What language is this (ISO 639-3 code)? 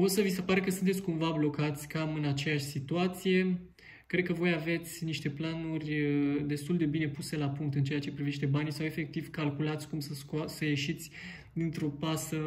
ron